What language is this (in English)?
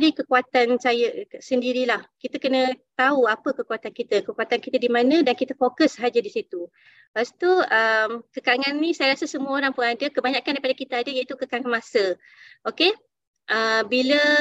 Malay